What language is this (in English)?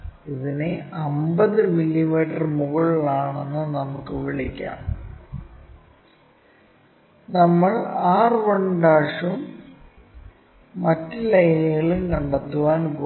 Malayalam